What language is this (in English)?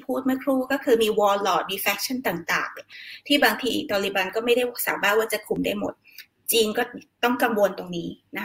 Thai